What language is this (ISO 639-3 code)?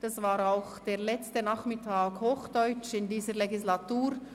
gsw